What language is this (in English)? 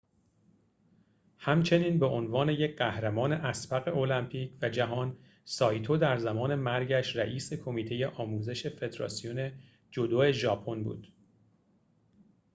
Persian